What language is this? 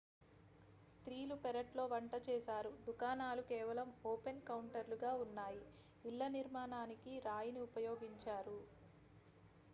Telugu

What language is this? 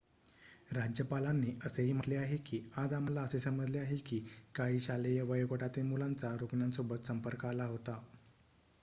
Marathi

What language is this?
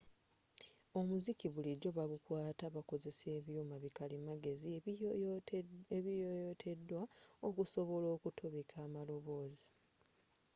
Ganda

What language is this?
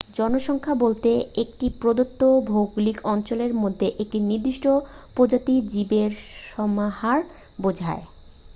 Bangla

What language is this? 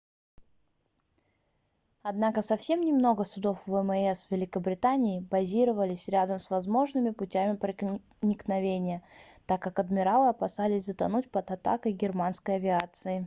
Russian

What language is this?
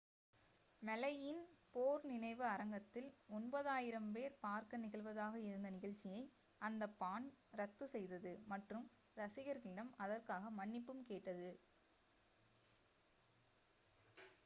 Tamil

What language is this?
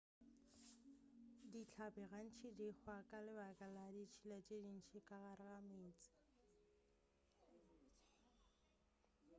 Northern Sotho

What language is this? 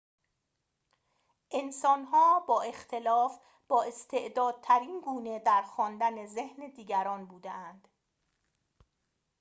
Persian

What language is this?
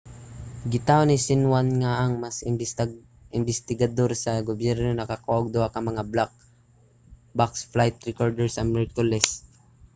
Cebuano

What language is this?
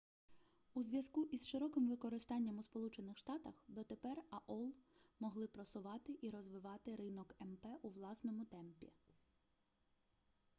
Ukrainian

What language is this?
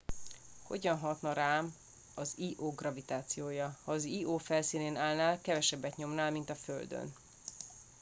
Hungarian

